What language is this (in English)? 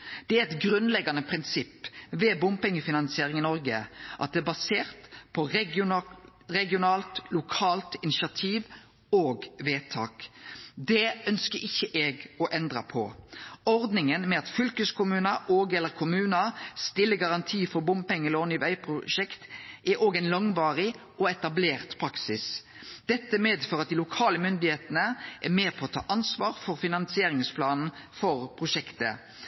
Norwegian Nynorsk